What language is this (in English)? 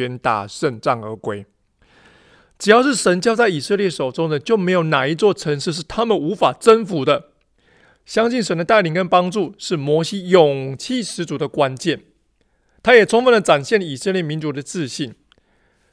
Chinese